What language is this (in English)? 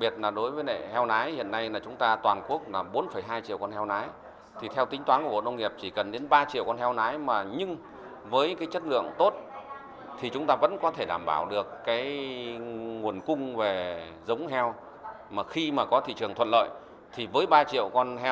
Vietnamese